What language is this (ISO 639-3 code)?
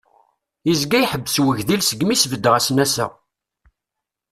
kab